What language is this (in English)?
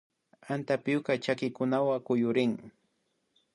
Imbabura Highland Quichua